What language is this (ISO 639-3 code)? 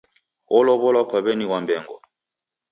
dav